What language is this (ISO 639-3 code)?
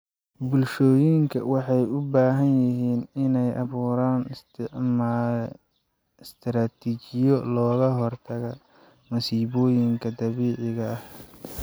som